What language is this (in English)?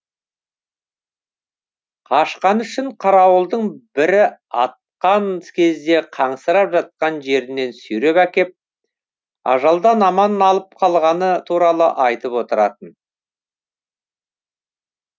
Kazakh